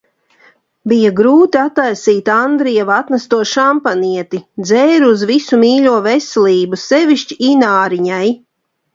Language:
Latvian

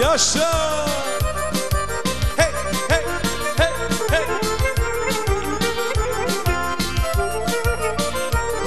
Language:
Romanian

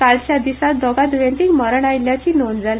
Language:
Konkani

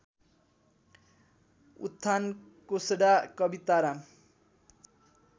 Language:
Nepali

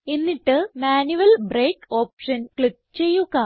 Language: Malayalam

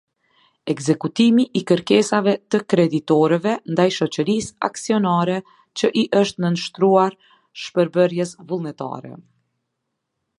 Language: Albanian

